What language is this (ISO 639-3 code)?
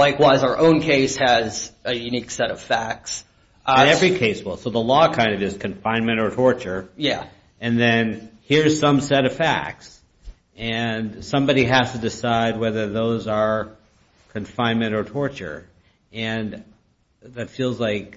eng